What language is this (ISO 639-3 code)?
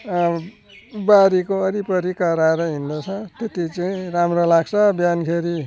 nep